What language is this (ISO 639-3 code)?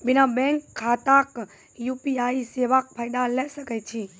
mai